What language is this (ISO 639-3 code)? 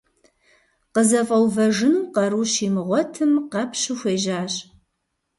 kbd